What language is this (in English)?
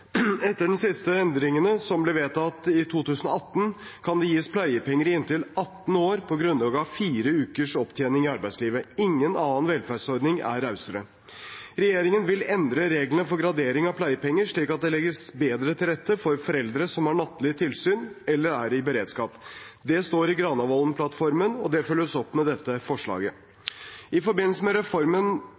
Norwegian Bokmål